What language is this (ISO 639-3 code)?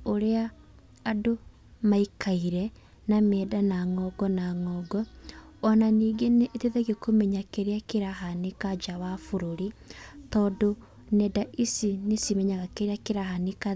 kik